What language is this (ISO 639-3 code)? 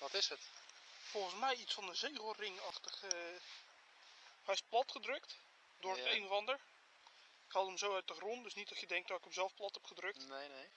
nld